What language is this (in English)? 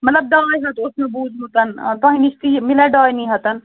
Kashmiri